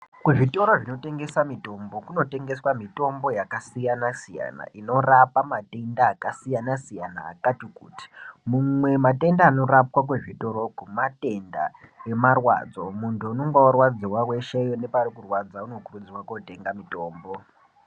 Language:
Ndau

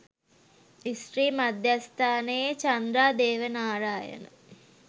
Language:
Sinhala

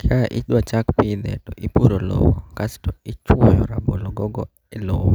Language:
Luo (Kenya and Tanzania)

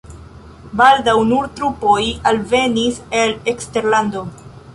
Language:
Esperanto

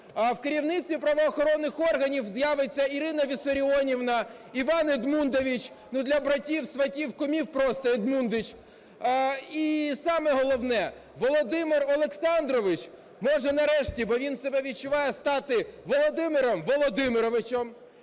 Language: Ukrainian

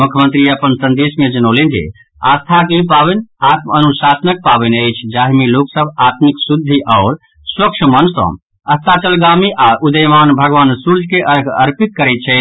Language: Maithili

